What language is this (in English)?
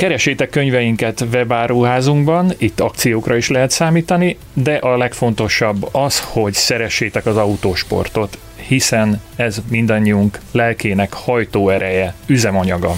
Hungarian